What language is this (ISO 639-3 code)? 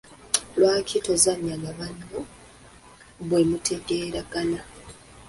lug